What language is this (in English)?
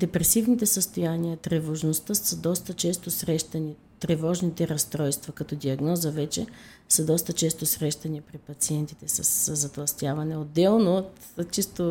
Bulgarian